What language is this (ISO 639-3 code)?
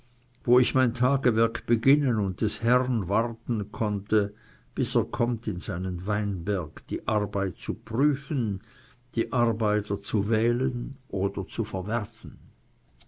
deu